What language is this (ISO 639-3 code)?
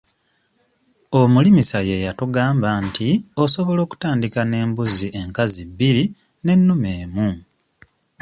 lug